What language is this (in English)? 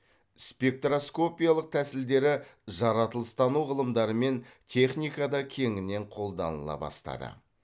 Kazakh